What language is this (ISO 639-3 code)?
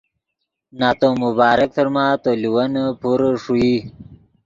ydg